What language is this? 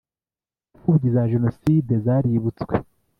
Kinyarwanda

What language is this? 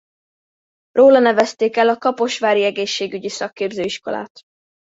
Hungarian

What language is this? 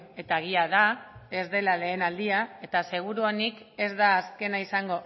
Basque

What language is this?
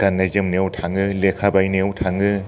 Bodo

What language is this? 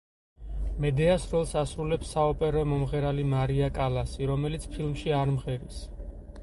Georgian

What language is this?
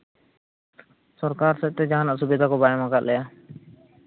Santali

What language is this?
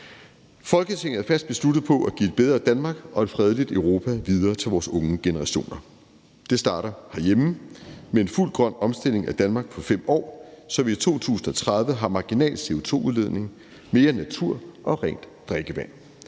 Danish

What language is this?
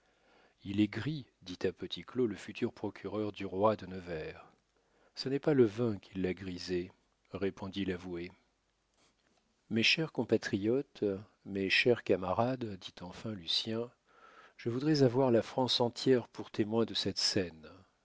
French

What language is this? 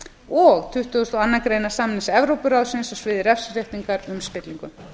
Icelandic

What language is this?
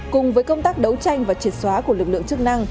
Vietnamese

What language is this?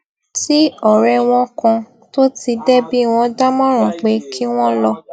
Yoruba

